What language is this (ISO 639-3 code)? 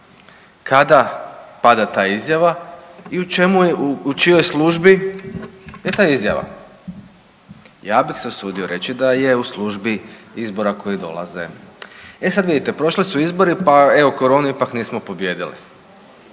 hrv